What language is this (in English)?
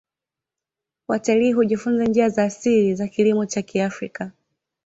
Swahili